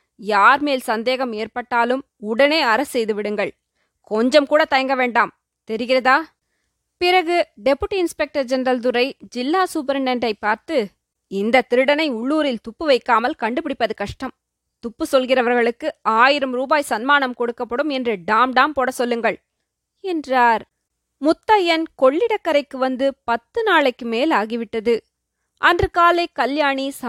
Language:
Tamil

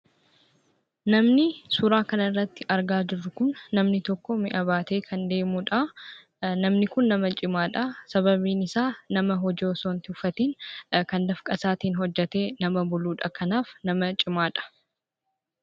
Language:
Oromo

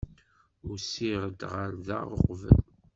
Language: Kabyle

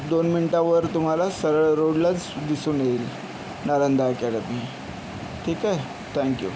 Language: Marathi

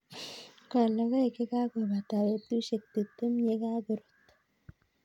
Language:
Kalenjin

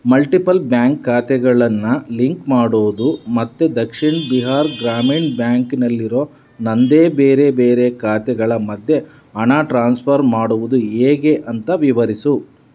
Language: Kannada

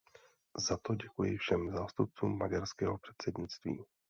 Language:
Czech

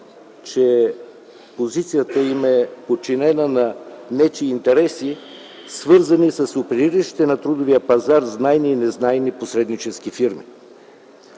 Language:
Bulgarian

